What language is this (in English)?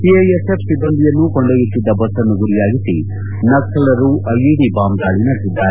Kannada